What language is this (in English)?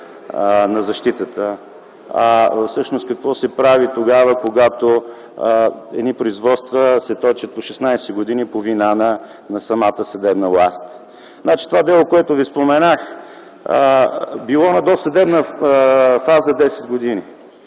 Bulgarian